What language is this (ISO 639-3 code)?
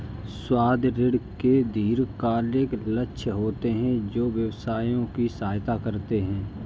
hin